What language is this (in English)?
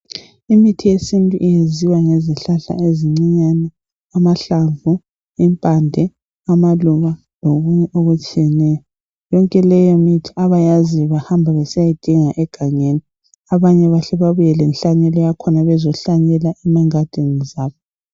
North Ndebele